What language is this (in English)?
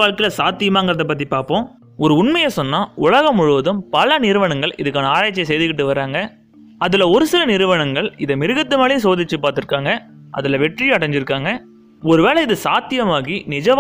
Tamil